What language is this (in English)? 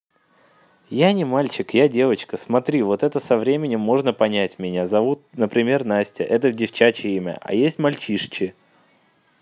Russian